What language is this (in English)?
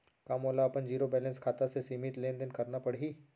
Chhattisgarhi